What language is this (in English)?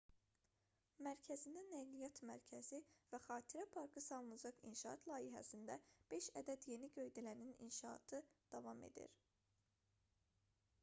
Azerbaijani